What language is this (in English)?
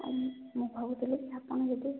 Odia